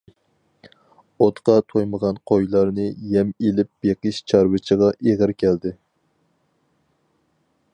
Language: Uyghur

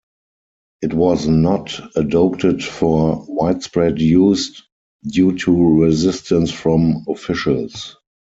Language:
English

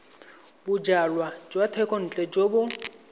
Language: Tswana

